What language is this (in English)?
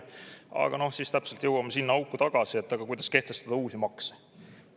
Estonian